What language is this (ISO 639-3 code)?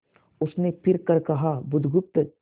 hin